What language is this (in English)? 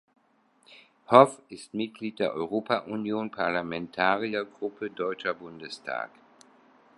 German